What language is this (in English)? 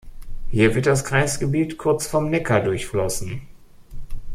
German